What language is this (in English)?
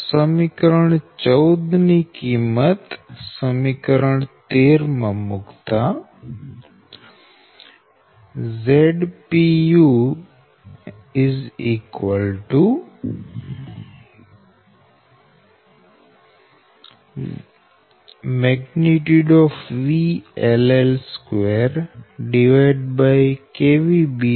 Gujarati